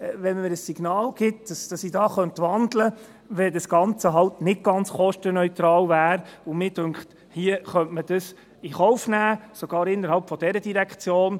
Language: Swiss German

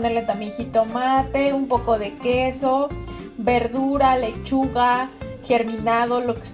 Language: Spanish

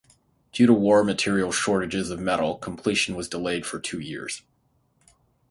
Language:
English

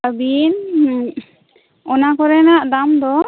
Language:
Santali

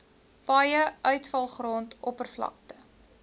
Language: Afrikaans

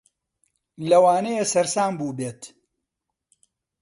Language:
Central Kurdish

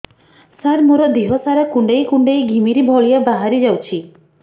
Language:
Odia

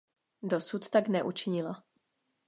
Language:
Czech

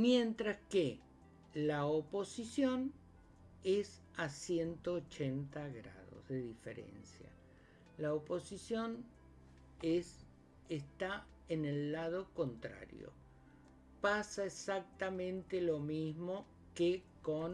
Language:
Spanish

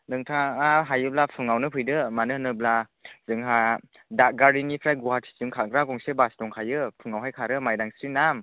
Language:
Bodo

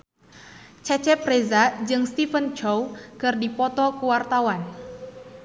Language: Sundanese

